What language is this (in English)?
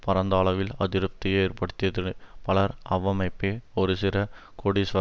Tamil